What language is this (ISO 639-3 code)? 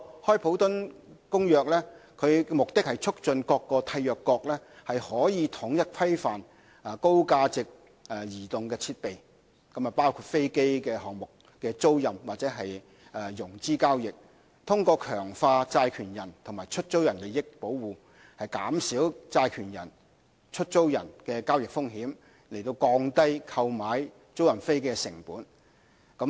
yue